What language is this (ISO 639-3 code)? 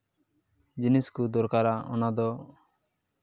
sat